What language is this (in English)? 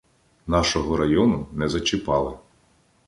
Ukrainian